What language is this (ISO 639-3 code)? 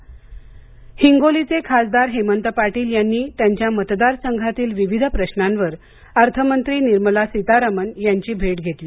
mar